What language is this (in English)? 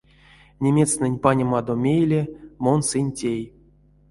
Erzya